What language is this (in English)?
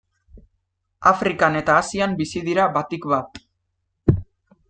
Basque